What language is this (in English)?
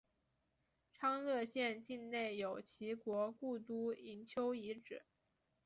Chinese